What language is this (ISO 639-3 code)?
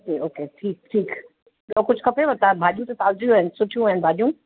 snd